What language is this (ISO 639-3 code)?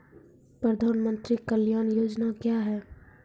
mai